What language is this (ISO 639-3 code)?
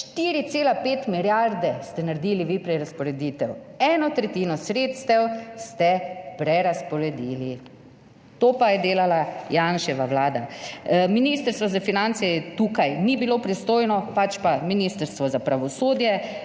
slv